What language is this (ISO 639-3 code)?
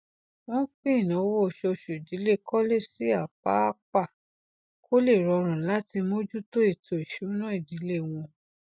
yor